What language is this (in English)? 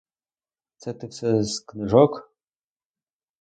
Ukrainian